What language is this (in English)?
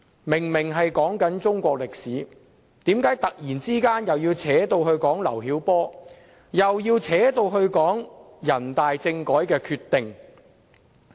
Cantonese